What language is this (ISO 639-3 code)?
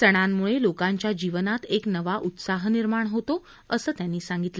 mar